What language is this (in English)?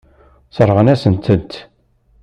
Kabyle